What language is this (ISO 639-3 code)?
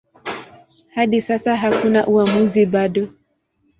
swa